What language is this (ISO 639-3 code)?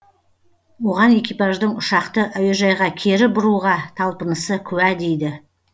kaz